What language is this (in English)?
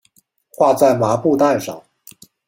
Chinese